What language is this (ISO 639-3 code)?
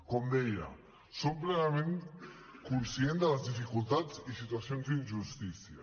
cat